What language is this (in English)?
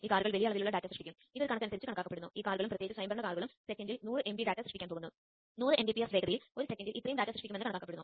Malayalam